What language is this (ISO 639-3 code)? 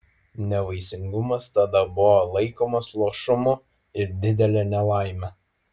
lit